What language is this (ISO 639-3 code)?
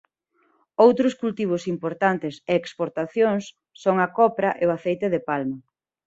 glg